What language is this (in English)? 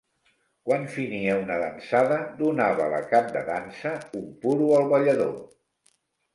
Catalan